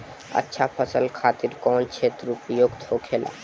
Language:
Bhojpuri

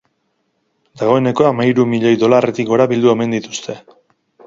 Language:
Basque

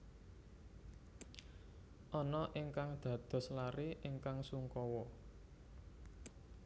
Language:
Javanese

